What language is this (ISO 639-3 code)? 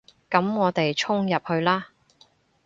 yue